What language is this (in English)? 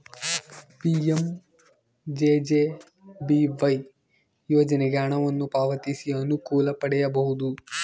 Kannada